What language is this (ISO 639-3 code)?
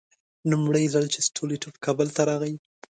pus